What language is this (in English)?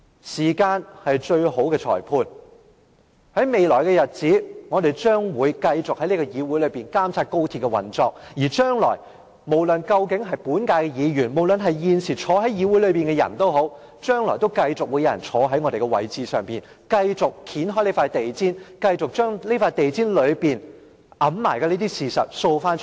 Cantonese